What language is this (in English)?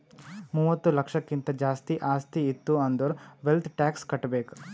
Kannada